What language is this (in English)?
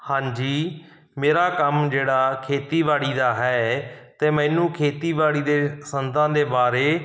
Punjabi